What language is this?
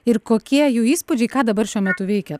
Lithuanian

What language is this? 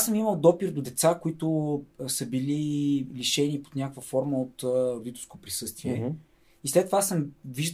Bulgarian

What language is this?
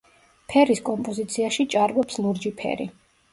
Georgian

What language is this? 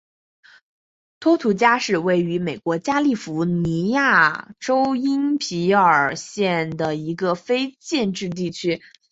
Chinese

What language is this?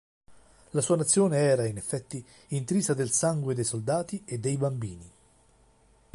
Italian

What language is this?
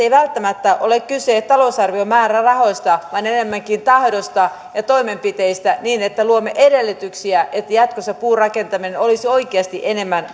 Finnish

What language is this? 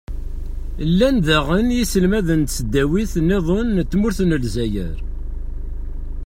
Kabyle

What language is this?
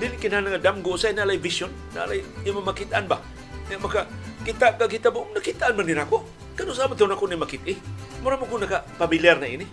Filipino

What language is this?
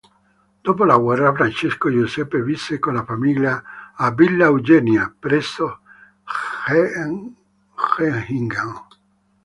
Italian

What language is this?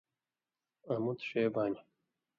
Indus Kohistani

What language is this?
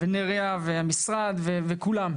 Hebrew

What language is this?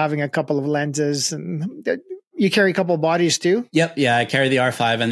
English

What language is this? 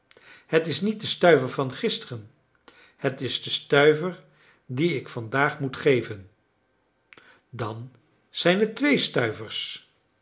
Dutch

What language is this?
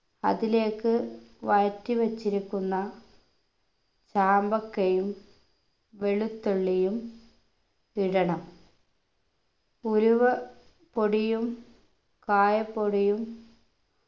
Malayalam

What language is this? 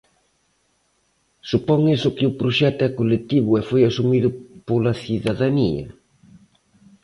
Galician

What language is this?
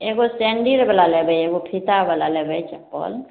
Maithili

